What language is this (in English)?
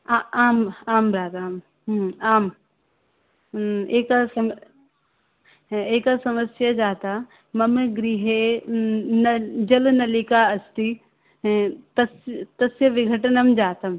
Sanskrit